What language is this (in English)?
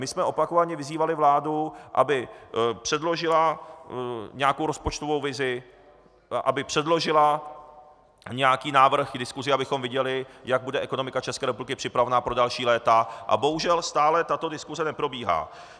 Czech